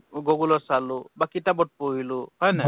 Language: Assamese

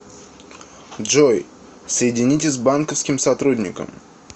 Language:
Russian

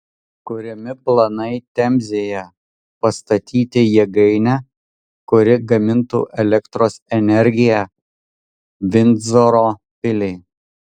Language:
Lithuanian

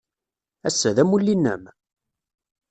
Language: Kabyle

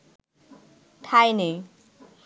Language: Bangla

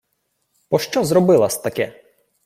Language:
Ukrainian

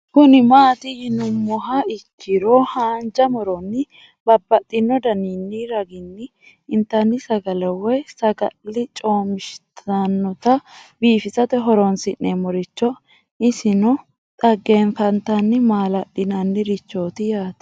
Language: Sidamo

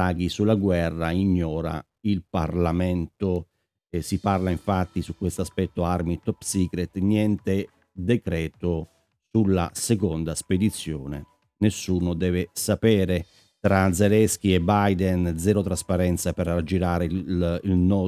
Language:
Italian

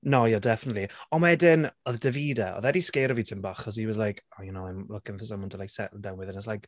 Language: Welsh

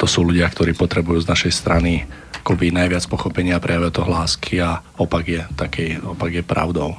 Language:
Slovak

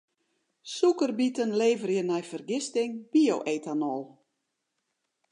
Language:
Western Frisian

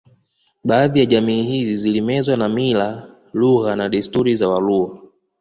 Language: Swahili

